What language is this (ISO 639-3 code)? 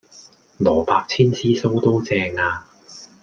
yue